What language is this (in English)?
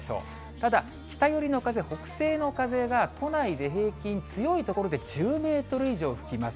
Japanese